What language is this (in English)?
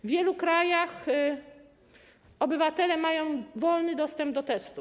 Polish